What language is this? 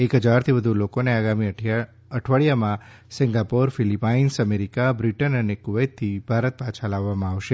Gujarati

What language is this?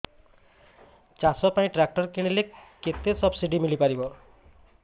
Odia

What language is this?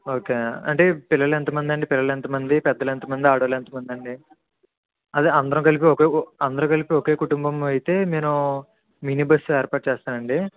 Telugu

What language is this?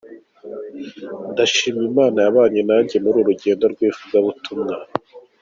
Kinyarwanda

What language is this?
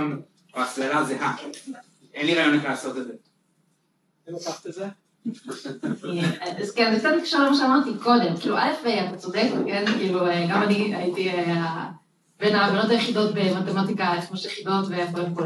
Hebrew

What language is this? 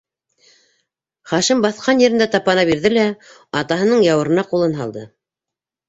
Bashkir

